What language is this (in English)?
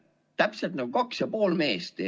Estonian